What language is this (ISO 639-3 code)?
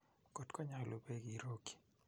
kln